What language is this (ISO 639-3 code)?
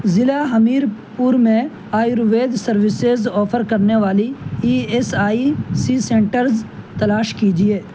urd